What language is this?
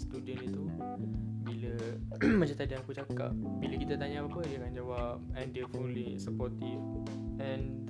Malay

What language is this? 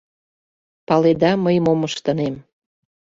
Mari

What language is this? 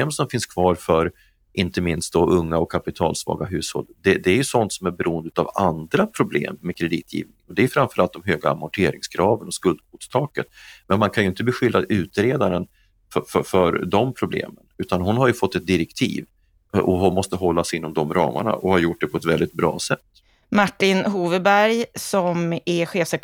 Swedish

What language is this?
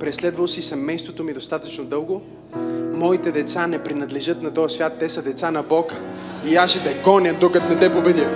Bulgarian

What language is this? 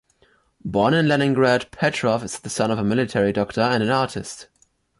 English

